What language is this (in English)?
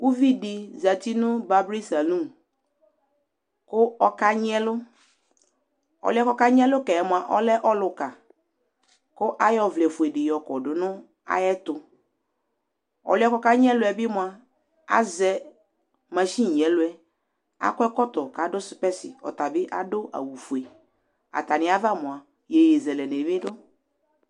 Ikposo